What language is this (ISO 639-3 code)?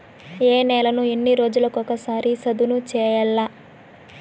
tel